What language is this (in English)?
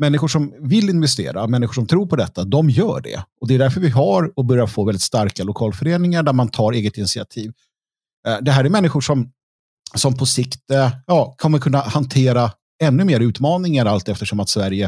Swedish